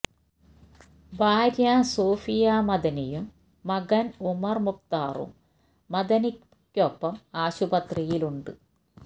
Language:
Malayalam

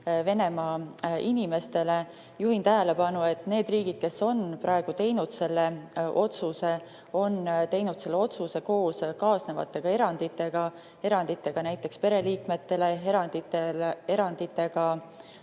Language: Estonian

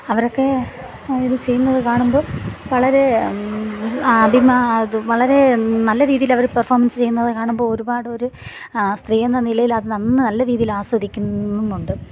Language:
Malayalam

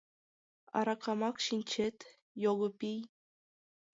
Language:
Mari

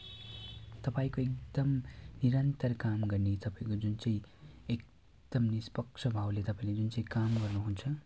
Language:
Nepali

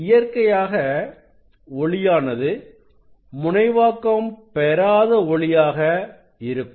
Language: Tamil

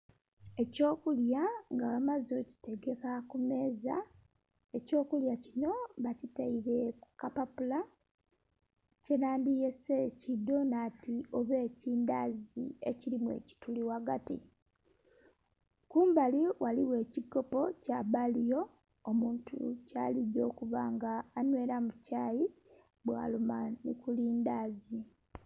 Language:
Soga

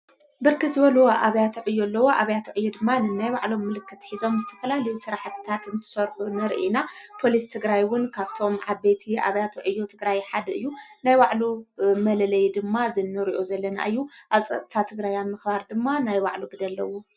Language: Tigrinya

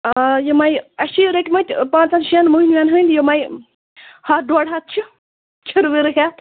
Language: Kashmiri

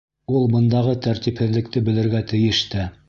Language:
Bashkir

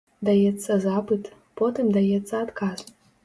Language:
Belarusian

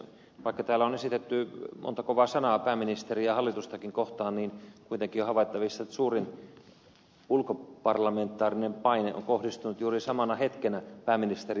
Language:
Finnish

